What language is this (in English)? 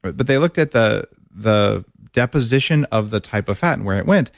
English